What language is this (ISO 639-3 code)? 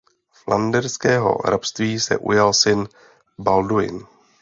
ces